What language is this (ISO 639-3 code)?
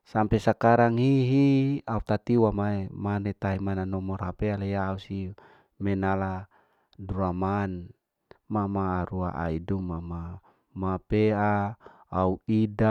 alo